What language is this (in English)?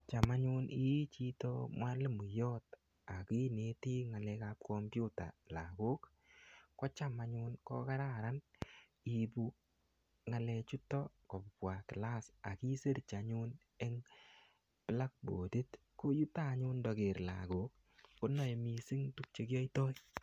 Kalenjin